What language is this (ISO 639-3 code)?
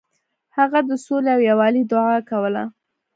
pus